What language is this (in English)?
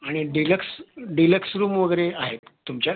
Marathi